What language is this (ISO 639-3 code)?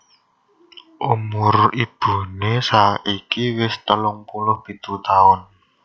jav